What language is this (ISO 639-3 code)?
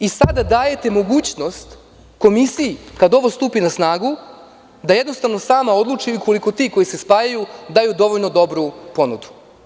srp